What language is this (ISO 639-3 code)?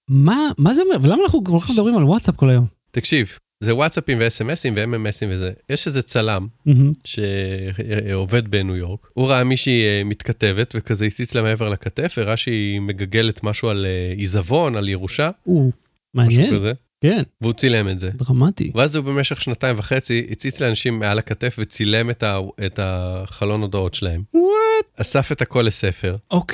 heb